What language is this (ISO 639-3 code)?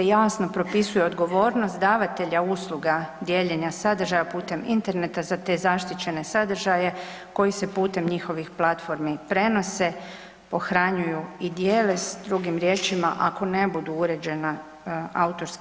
hrv